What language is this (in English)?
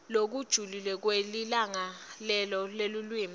Swati